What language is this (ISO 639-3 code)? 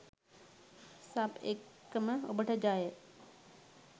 sin